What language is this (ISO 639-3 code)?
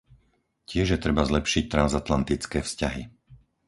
slk